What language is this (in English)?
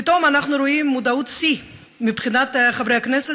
Hebrew